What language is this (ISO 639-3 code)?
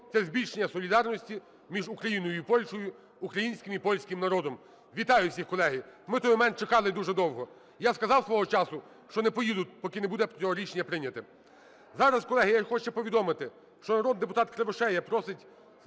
ukr